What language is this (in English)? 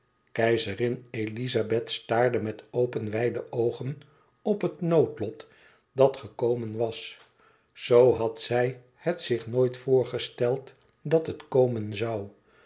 Dutch